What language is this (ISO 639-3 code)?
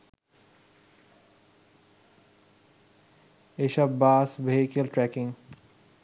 ben